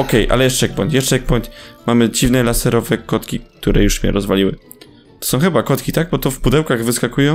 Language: Polish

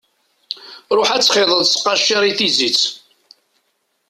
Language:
Kabyle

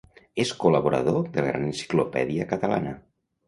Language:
Catalan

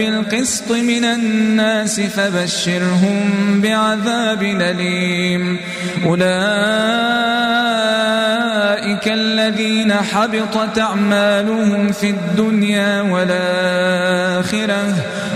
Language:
Arabic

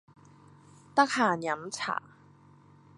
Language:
Cantonese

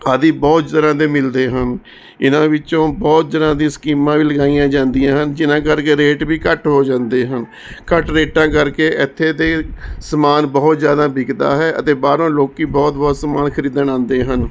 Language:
Punjabi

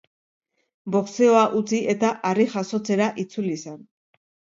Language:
Basque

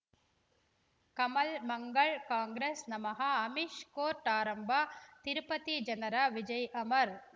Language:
Kannada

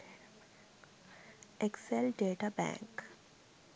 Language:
Sinhala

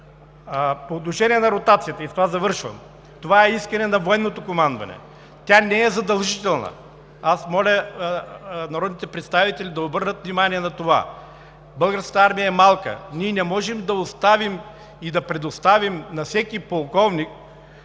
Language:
Bulgarian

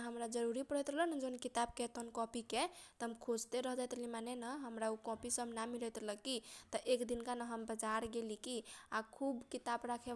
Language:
Kochila Tharu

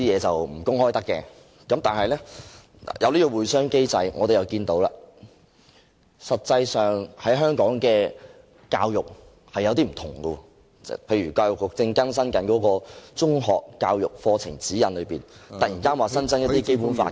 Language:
Cantonese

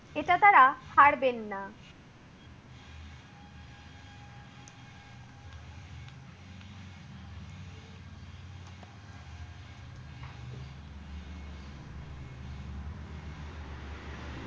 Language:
Bangla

